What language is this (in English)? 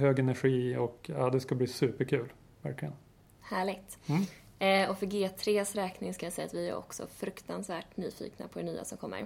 Swedish